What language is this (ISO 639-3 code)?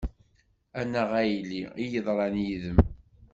kab